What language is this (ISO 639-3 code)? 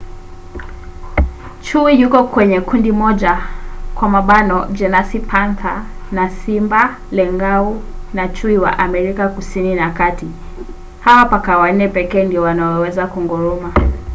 swa